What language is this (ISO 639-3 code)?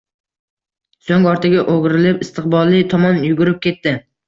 uzb